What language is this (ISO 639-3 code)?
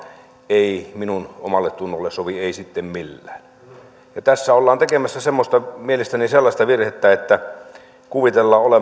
fin